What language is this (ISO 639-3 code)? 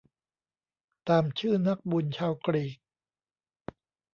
tha